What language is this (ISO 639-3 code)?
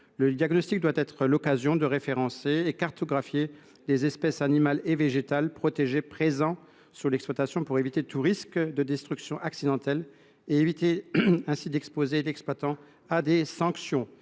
fra